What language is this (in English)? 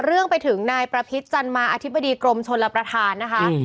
Thai